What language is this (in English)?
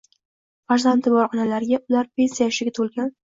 Uzbek